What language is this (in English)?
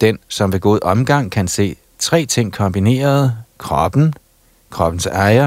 Danish